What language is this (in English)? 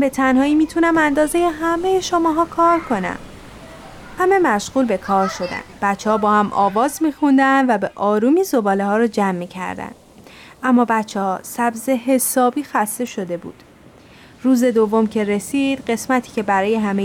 Persian